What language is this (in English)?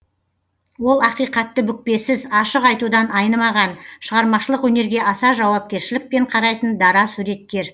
Kazakh